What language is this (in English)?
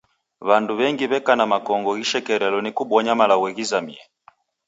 Taita